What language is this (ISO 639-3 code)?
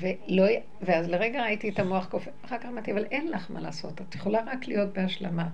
heb